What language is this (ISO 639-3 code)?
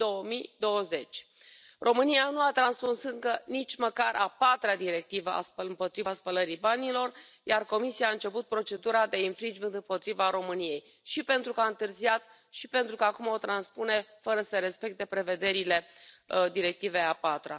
ron